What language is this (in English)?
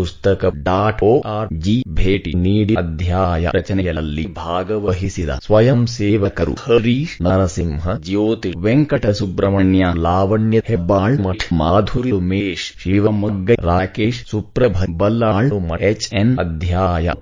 English